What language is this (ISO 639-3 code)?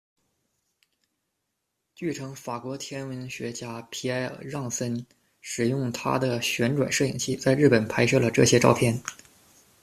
zho